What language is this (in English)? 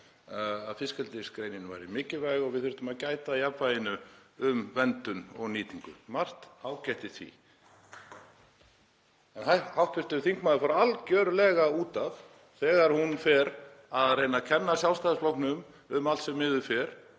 Icelandic